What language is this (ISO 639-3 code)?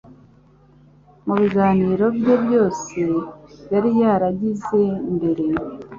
kin